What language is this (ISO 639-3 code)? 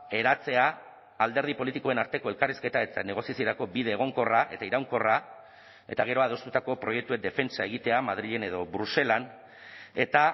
eus